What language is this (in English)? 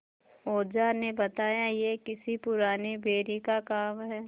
Hindi